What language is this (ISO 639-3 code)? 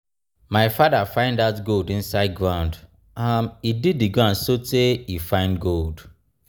pcm